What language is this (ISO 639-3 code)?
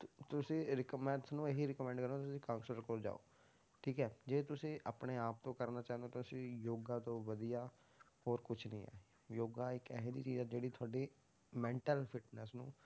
pan